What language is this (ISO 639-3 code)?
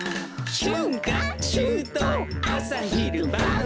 jpn